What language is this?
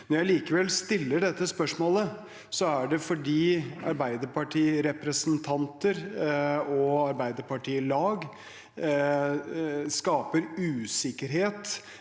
Norwegian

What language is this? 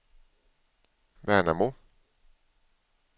Swedish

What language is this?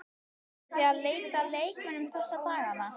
Icelandic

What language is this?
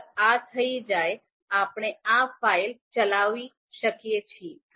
Gujarati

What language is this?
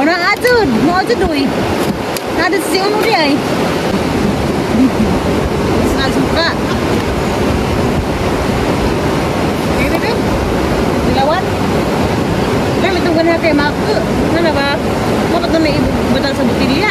Indonesian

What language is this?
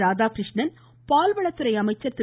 Tamil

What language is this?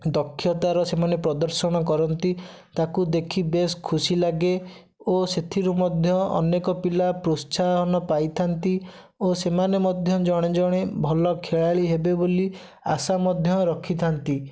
Odia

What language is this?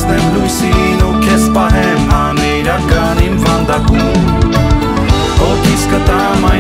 Romanian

